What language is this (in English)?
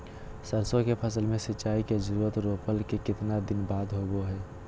Magahi